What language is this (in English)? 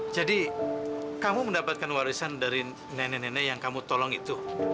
Indonesian